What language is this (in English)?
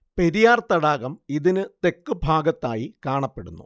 Malayalam